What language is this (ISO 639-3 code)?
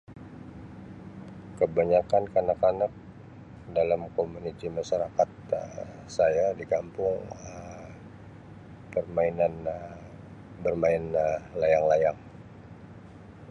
msi